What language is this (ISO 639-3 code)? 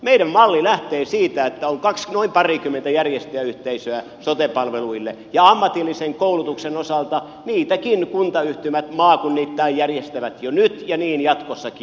fin